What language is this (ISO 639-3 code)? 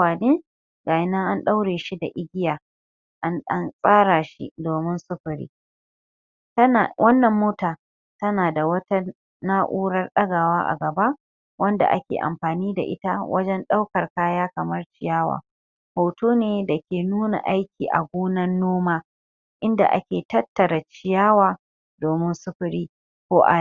hau